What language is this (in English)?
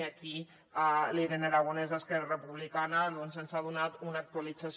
Catalan